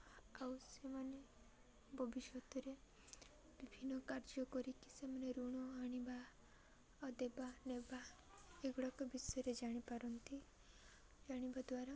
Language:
Odia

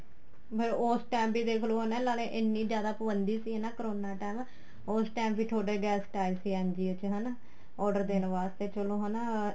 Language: Punjabi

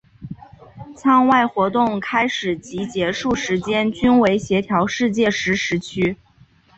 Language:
Chinese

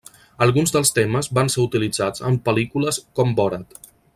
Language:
Catalan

